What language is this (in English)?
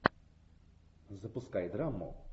Russian